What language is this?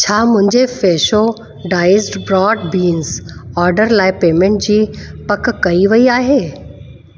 Sindhi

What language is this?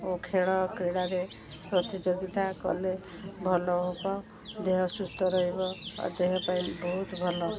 Odia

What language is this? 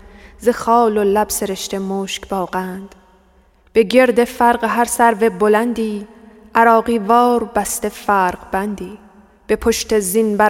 Persian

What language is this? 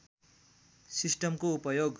Nepali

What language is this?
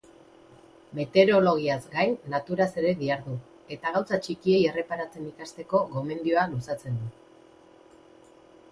Basque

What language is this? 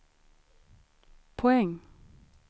Swedish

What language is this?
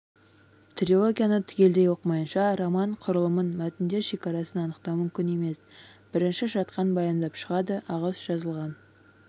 Kazakh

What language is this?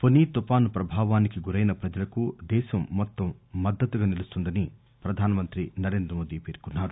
Telugu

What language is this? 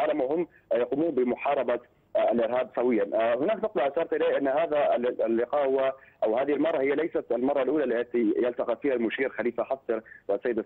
Arabic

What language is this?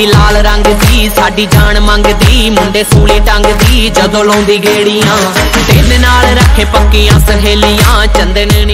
Hindi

